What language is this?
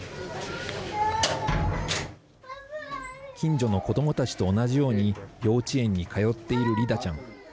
Japanese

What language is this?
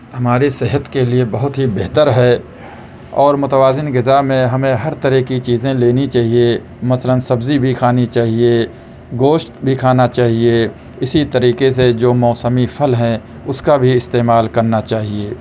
Urdu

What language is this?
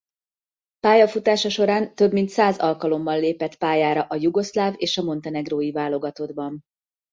Hungarian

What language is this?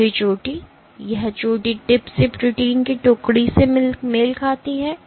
Hindi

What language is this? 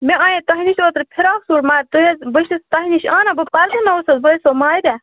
Kashmiri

